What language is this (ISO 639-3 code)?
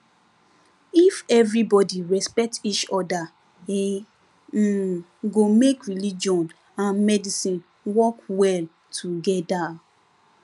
pcm